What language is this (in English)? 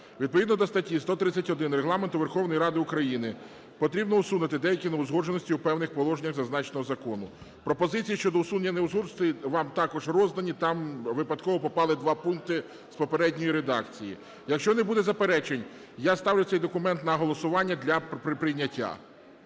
Ukrainian